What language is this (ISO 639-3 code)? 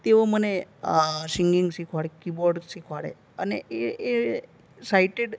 guj